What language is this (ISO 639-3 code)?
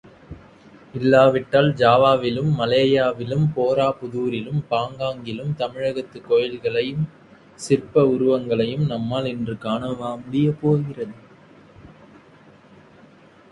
tam